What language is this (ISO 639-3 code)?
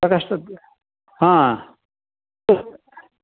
san